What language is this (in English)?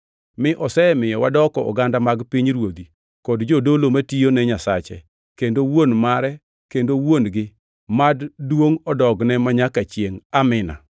Luo (Kenya and Tanzania)